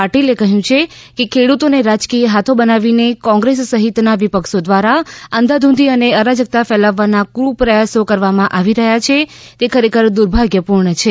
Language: Gujarati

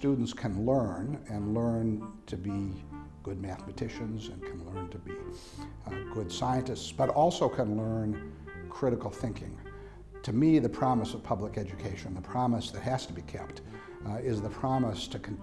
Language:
English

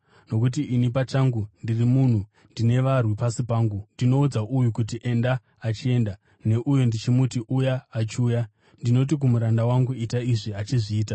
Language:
Shona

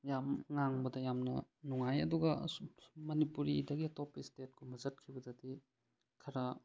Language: Manipuri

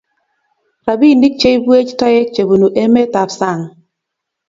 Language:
Kalenjin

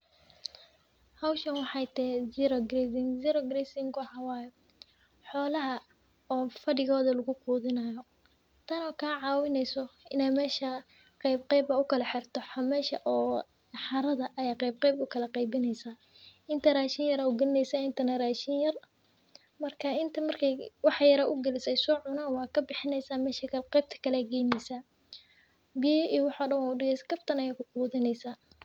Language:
Somali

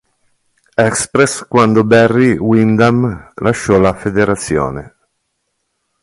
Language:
Italian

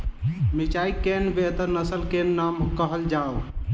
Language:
Maithili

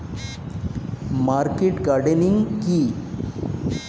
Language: Bangla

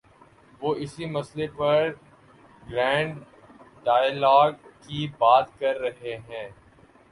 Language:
Urdu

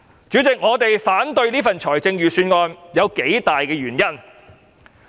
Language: Cantonese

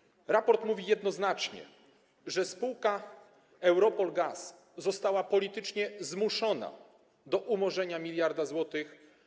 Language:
Polish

